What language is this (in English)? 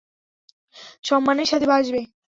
Bangla